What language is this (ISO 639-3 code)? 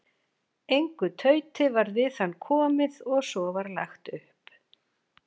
isl